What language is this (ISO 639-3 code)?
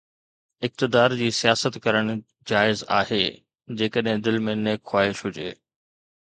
snd